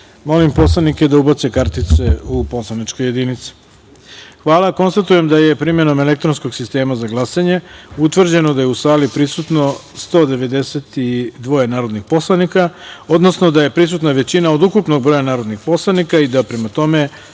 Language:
Serbian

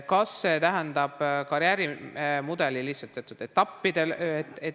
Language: Estonian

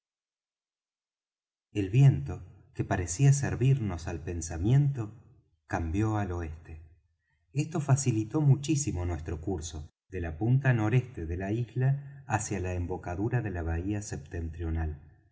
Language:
Spanish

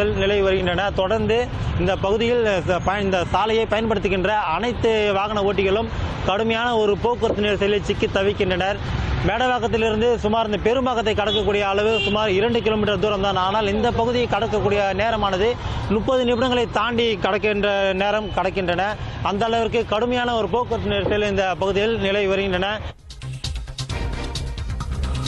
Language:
Polish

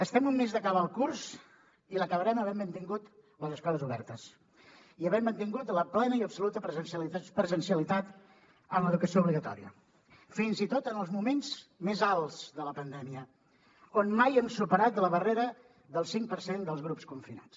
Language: Catalan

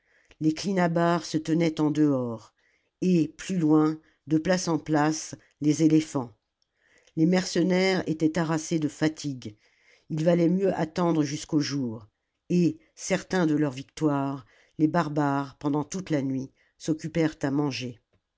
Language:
French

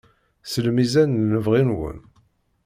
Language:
Kabyle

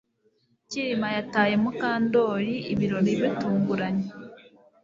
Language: Kinyarwanda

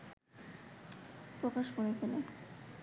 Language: Bangla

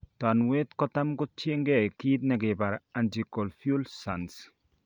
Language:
Kalenjin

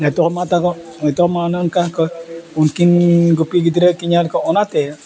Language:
Santali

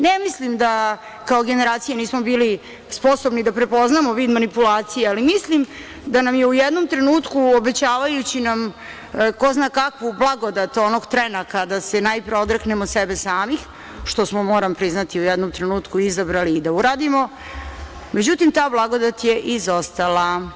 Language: Serbian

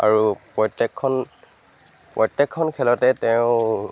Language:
Assamese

